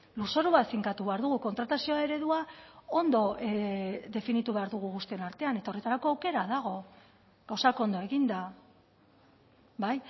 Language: Basque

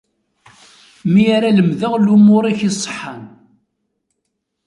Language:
Kabyle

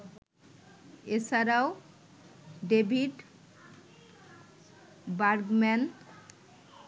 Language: Bangla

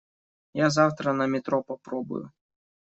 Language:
Russian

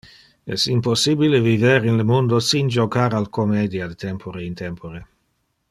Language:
Interlingua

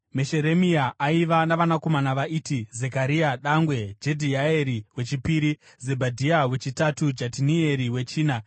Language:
Shona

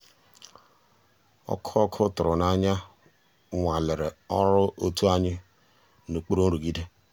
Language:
Igbo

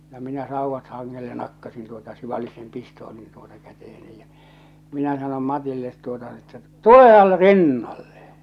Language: Finnish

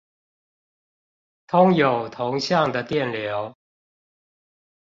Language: Chinese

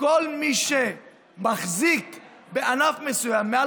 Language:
Hebrew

